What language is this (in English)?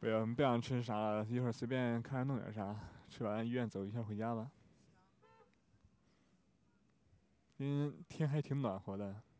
Chinese